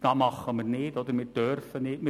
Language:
Swiss German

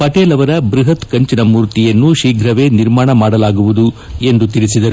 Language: Kannada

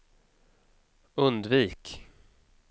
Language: Swedish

